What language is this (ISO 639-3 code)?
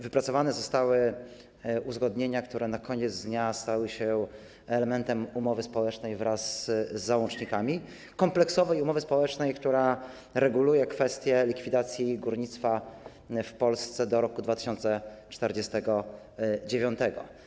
pol